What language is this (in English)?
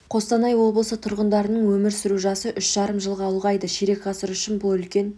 Kazakh